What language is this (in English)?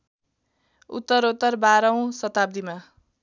Nepali